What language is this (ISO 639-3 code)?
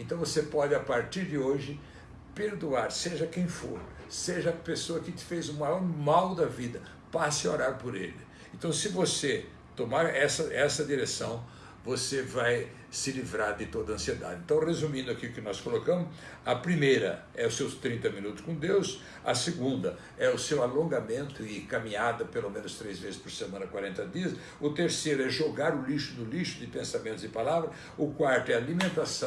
por